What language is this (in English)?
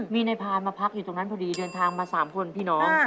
Thai